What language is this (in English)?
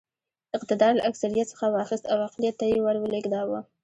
Pashto